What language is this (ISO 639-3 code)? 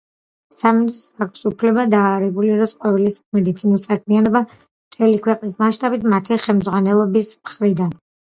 kat